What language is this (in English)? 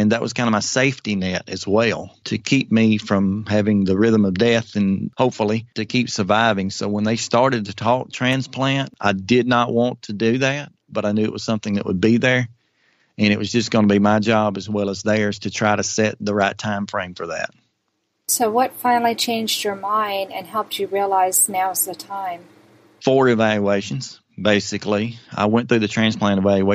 English